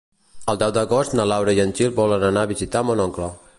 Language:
Catalan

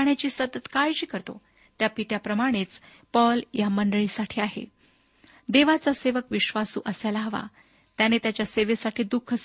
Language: Marathi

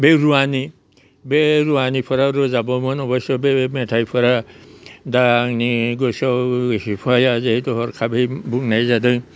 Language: Bodo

